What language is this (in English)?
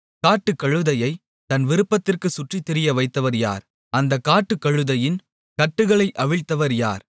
Tamil